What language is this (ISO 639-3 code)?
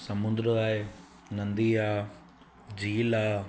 snd